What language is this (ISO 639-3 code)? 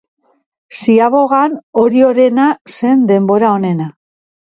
eus